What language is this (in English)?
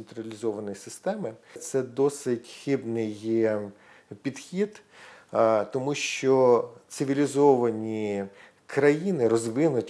Russian